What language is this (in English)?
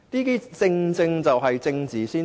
Cantonese